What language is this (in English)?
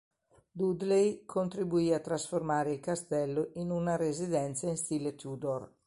Italian